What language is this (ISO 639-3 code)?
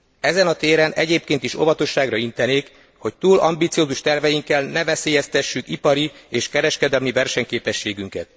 hun